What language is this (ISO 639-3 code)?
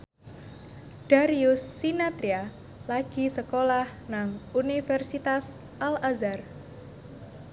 jav